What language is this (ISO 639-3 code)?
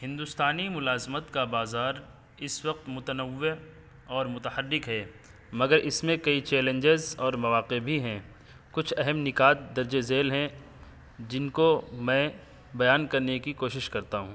urd